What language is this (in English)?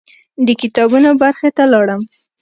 Pashto